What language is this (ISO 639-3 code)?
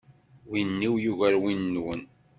kab